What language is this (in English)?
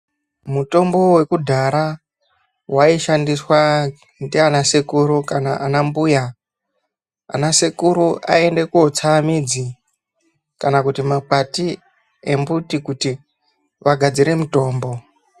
Ndau